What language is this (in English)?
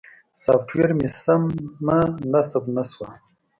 Pashto